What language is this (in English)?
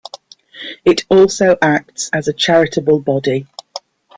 English